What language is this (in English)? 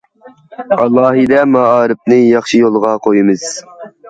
Uyghur